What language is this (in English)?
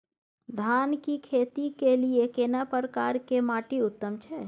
Maithili